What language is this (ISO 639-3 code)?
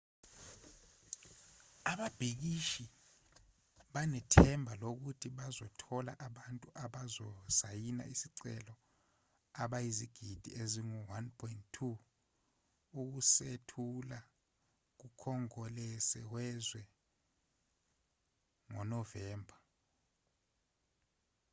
zul